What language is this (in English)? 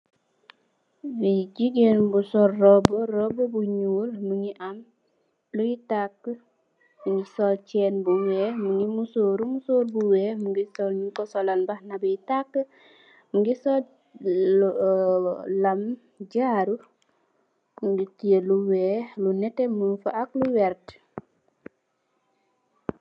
Wolof